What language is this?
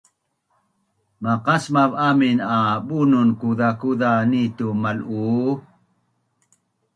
Bunun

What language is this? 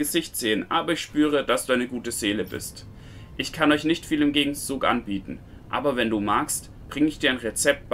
German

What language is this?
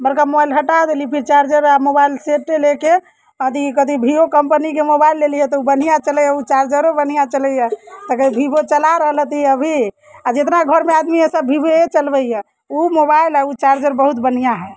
Maithili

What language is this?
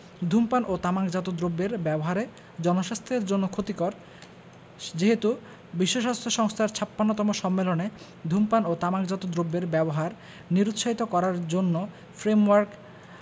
Bangla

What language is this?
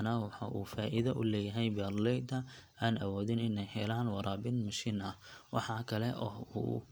Somali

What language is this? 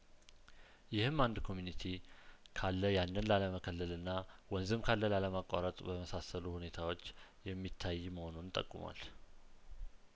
Amharic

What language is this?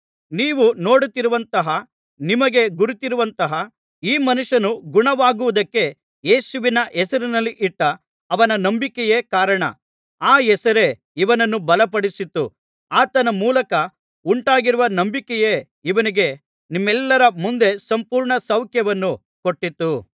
Kannada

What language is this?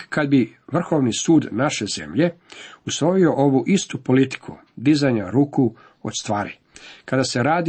Croatian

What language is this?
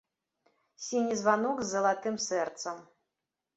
Belarusian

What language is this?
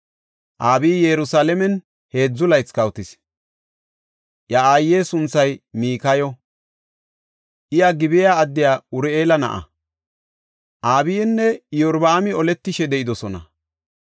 Gofa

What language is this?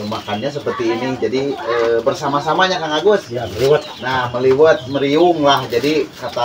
Indonesian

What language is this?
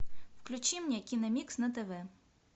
Russian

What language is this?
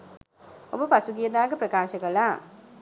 Sinhala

